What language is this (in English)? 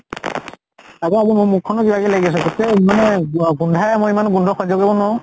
Assamese